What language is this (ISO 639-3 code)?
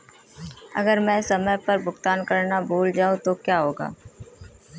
hin